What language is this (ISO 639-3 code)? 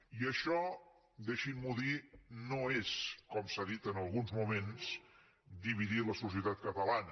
cat